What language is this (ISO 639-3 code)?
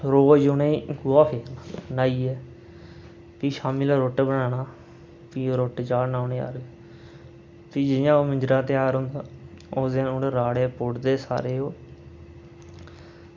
doi